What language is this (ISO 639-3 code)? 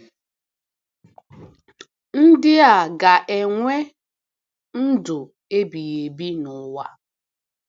ibo